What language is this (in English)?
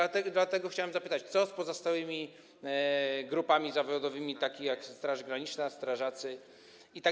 Polish